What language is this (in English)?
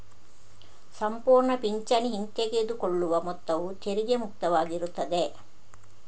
Kannada